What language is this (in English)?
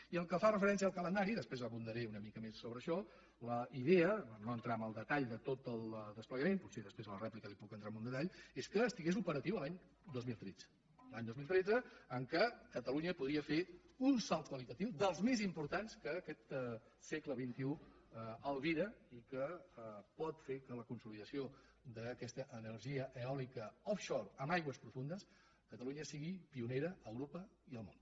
Catalan